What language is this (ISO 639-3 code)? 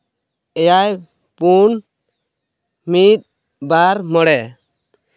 sat